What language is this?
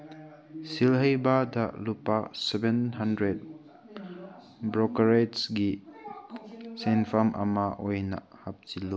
Manipuri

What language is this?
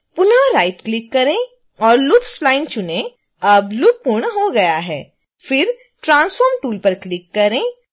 Hindi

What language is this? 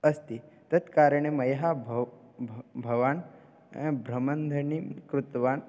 Sanskrit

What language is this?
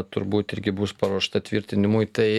Lithuanian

